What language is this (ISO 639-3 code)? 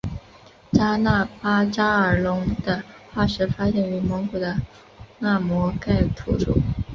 zho